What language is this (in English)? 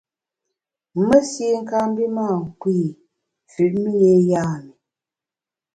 Bamun